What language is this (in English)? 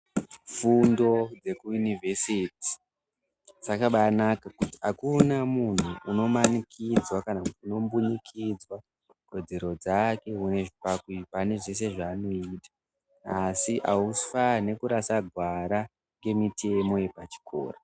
Ndau